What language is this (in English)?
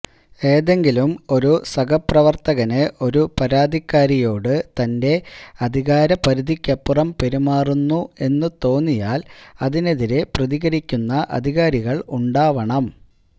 Malayalam